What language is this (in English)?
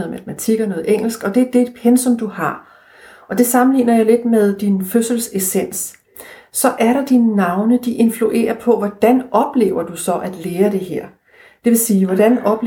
Danish